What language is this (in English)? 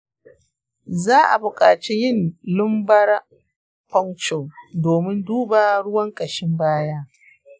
Hausa